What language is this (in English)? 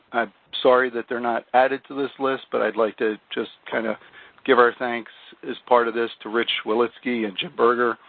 English